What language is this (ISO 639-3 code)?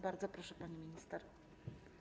pol